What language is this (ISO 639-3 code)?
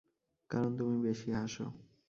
ben